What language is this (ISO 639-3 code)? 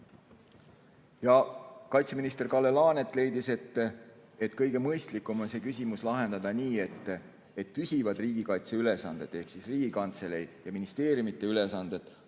est